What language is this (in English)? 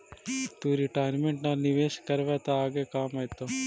Magahi